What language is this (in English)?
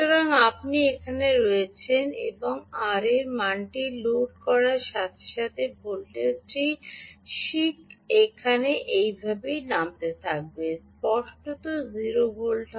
Bangla